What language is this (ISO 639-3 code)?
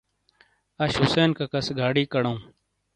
scl